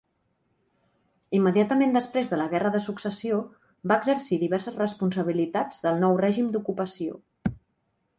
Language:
Catalan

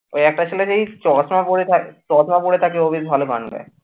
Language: Bangla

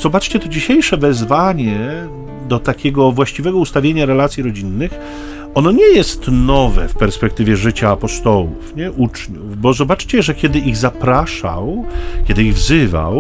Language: Polish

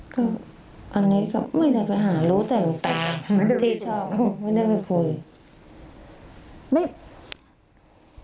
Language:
Thai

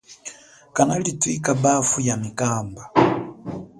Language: Chokwe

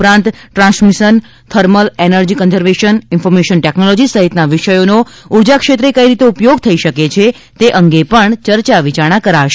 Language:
Gujarati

